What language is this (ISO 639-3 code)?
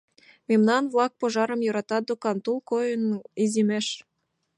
chm